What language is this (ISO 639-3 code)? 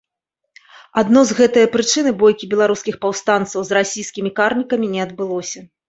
bel